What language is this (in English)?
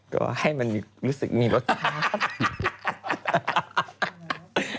Thai